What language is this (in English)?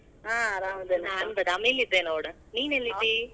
Kannada